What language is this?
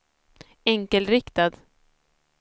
Swedish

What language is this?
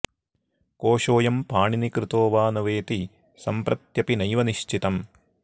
Sanskrit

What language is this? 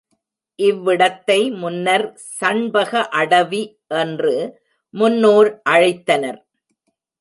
Tamil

